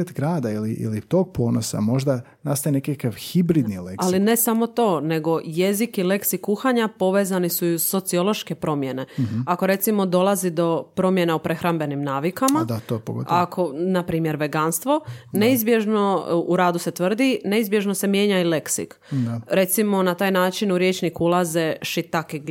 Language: Croatian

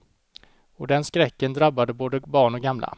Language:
Swedish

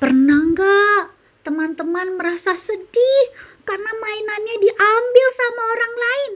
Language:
Indonesian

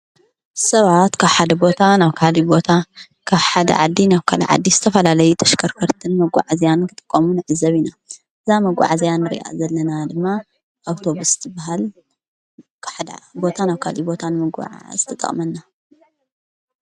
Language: Tigrinya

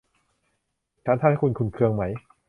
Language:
Thai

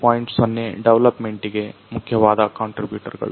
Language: Kannada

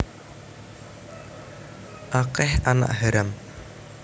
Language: Javanese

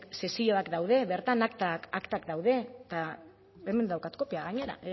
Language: Basque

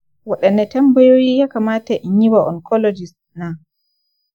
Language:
Hausa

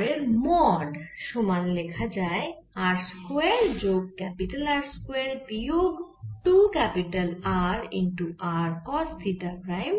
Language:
Bangla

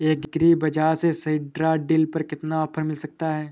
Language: Hindi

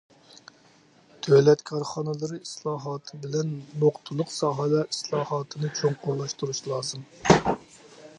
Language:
Uyghur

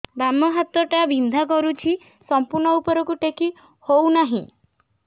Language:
Odia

